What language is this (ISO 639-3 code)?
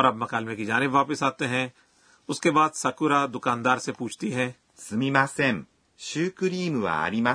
urd